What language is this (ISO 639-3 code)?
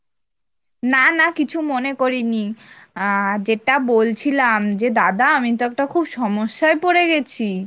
ben